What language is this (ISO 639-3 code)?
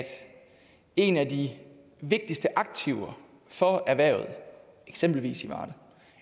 dan